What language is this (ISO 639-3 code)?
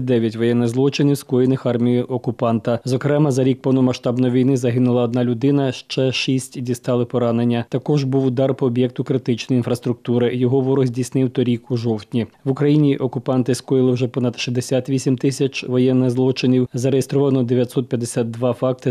ukr